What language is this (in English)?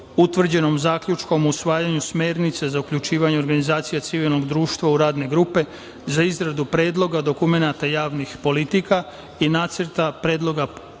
Serbian